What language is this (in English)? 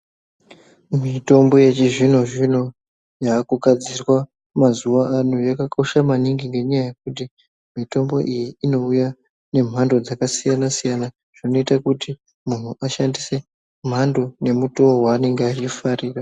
Ndau